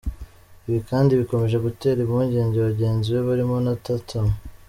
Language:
Kinyarwanda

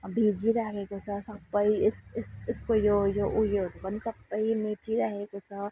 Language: Nepali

